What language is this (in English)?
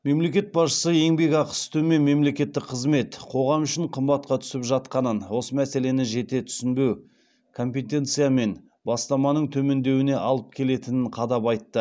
Kazakh